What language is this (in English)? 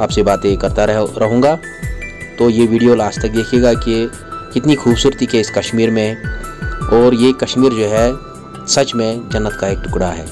Hindi